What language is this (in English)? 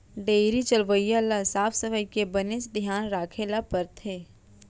Chhattisgarhi